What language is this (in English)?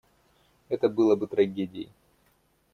Russian